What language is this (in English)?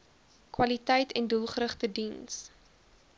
Afrikaans